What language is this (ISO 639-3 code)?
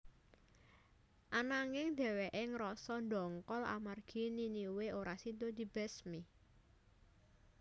jav